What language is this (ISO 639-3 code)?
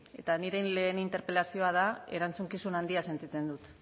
eus